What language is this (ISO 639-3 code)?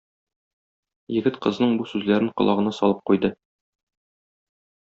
tat